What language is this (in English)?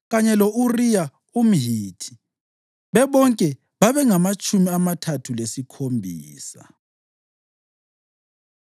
North Ndebele